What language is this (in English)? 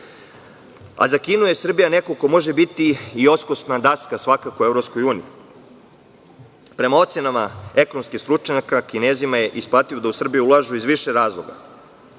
Serbian